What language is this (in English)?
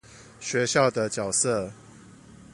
Chinese